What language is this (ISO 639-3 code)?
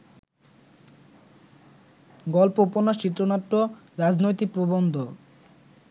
ben